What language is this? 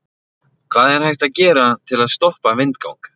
Icelandic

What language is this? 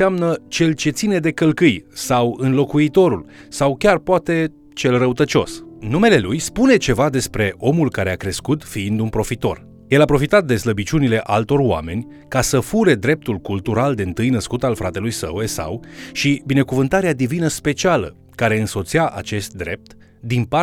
Romanian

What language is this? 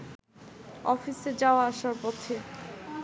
Bangla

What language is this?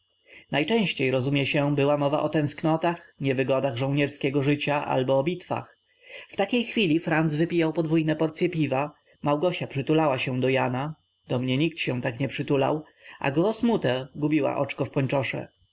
Polish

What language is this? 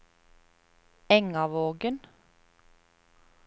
Norwegian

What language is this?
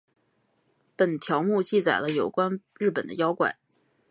Chinese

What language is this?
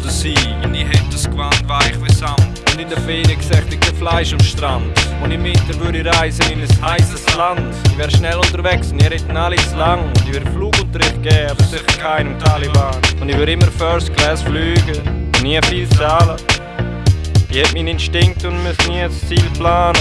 German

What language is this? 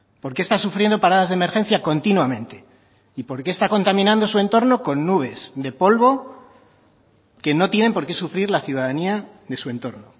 Spanish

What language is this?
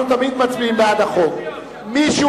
Hebrew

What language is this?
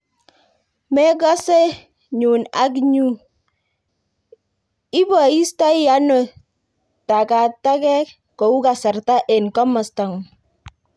Kalenjin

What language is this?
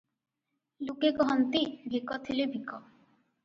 Odia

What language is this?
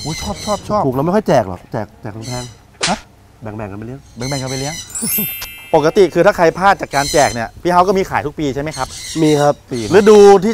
Thai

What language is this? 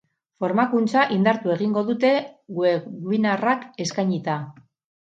Basque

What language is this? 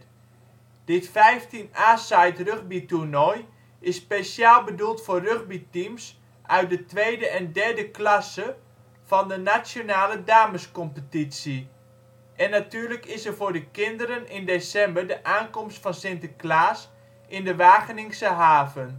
Dutch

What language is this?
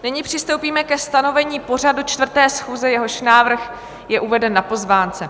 Czech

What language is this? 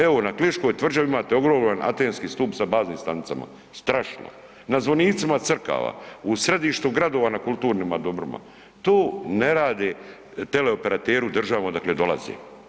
Croatian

